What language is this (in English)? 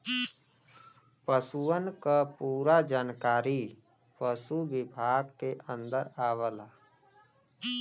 Bhojpuri